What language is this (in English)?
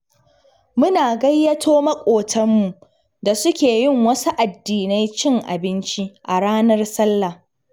Hausa